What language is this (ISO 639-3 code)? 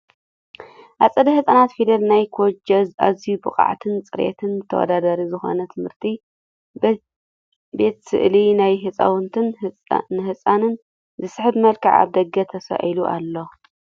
tir